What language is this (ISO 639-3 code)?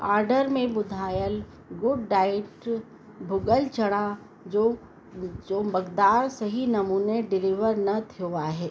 snd